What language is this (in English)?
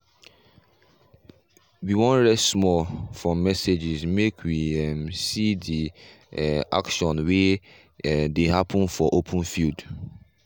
Nigerian Pidgin